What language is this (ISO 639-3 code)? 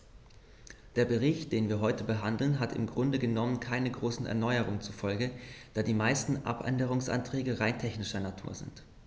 deu